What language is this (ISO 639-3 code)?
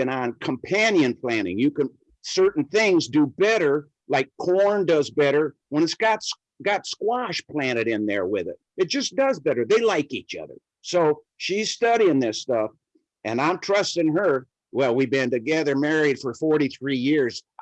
eng